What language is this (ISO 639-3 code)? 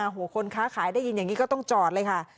tha